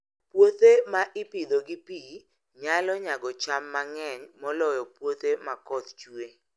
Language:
Luo (Kenya and Tanzania)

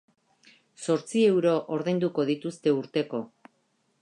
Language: Basque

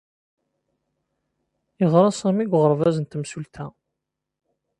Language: Kabyle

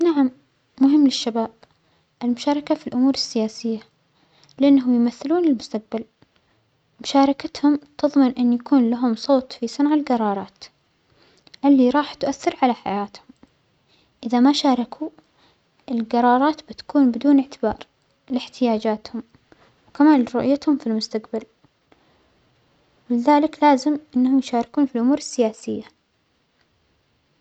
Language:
Omani Arabic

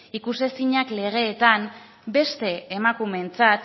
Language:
Basque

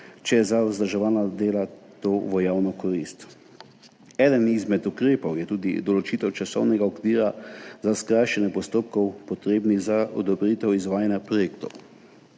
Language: Slovenian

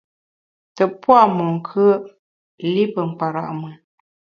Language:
Bamun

